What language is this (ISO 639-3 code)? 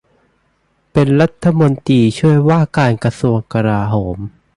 tha